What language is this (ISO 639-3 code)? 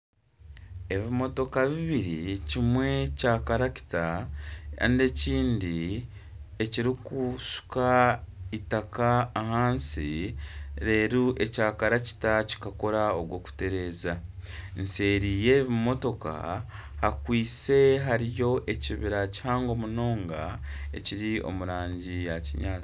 nyn